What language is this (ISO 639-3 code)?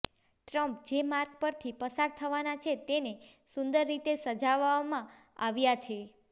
guj